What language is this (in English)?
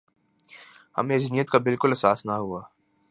Urdu